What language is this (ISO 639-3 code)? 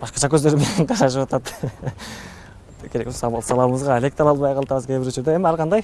tur